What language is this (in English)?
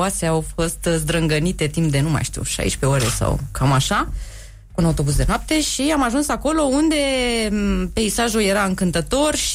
Romanian